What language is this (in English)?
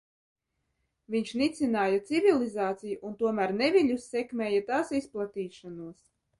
Latvian